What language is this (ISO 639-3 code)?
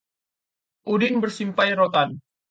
ind